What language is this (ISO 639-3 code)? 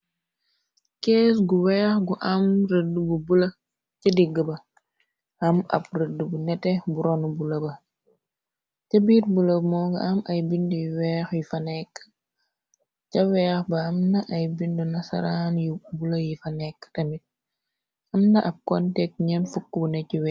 wol